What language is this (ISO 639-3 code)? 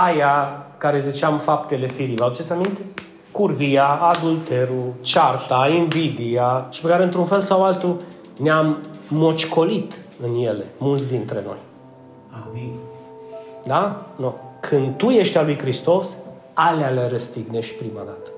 ron